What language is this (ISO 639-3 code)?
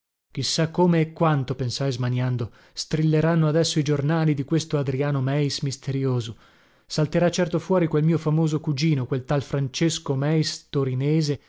ita